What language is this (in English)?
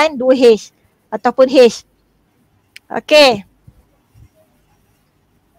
Malay